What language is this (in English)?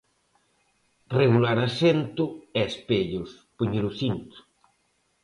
Galician